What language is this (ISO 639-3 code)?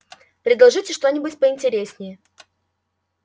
rus